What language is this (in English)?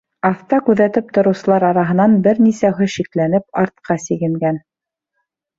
Bashkir